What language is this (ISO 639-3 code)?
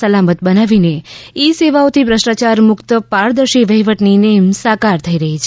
guj